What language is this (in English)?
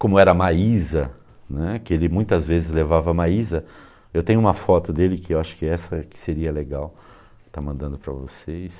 Portuguese